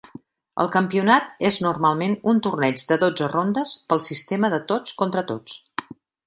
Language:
Catalan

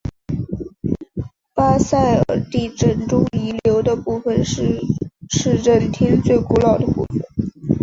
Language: Chinese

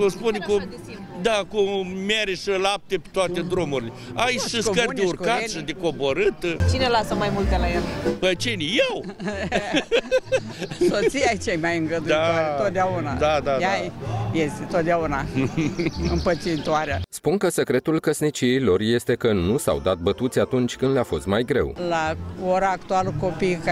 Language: Romanian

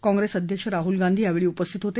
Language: Marathi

